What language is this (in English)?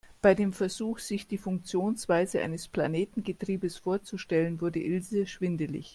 German